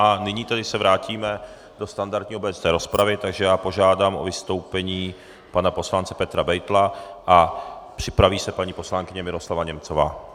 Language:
Czech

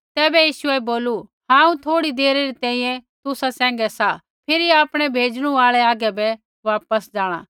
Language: Kullu Pahari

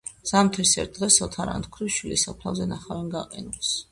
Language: Georgian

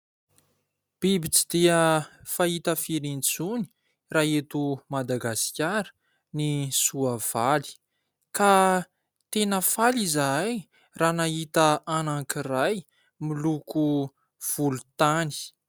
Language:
Malagasy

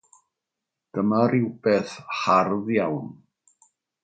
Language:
Welsh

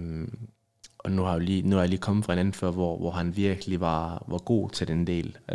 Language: Danish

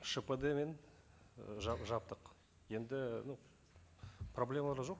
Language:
Kazakh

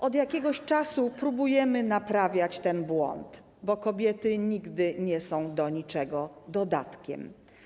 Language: Polish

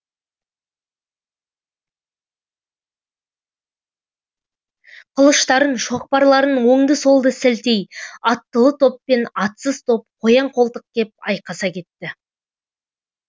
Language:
Kazakh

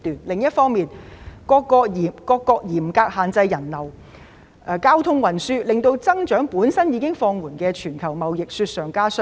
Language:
Cantonese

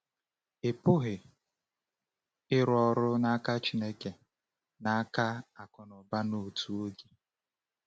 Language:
Igbo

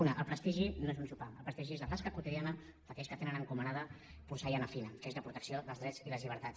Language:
Catalan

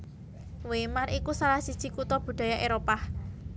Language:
Javanese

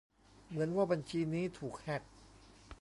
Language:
Thai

